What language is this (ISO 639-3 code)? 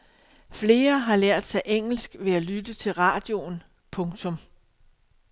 dan